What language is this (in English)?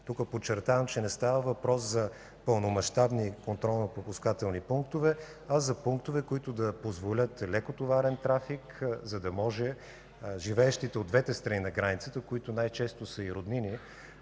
Bulgarian